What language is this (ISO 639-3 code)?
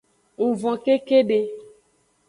ajg